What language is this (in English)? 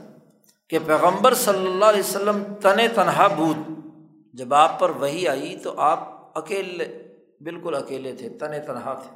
Urdu